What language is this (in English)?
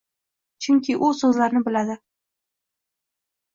Uzbek